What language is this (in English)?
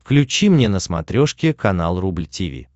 Russian